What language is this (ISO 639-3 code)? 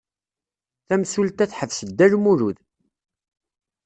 kab